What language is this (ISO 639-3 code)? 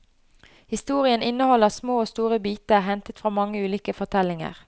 nor